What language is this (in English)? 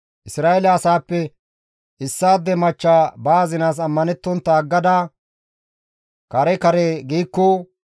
Gamo